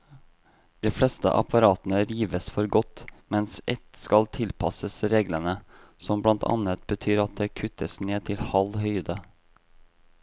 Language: Norwegian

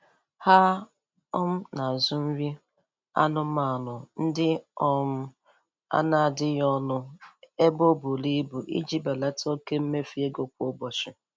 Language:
Igbo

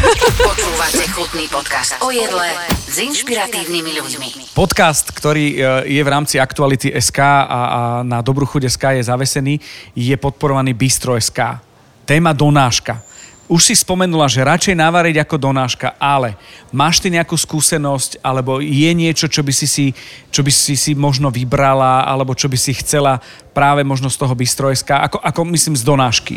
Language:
Slovak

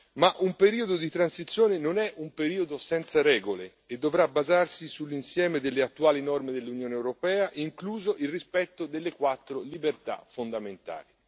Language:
Italian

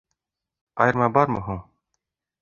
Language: Bashkir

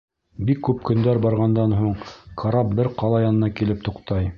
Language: Bashkir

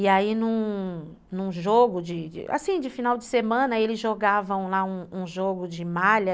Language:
Portuguese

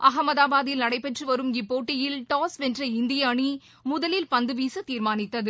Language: Tamil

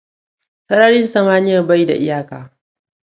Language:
Hausa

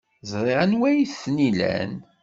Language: Kabyle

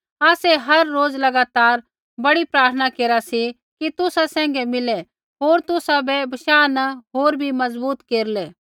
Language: Kullu Pahari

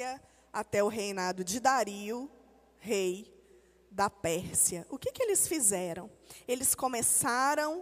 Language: Portuguese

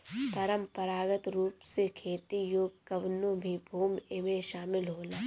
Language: Bhojpuri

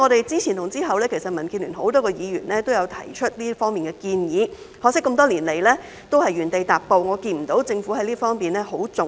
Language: Cantonese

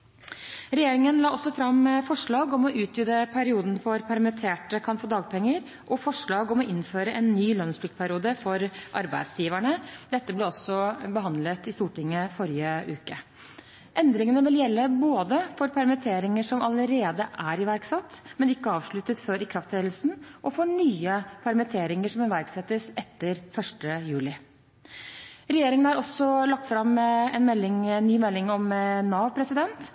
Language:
Norwegian Bokmål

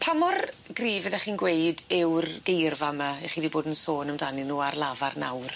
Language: Welsh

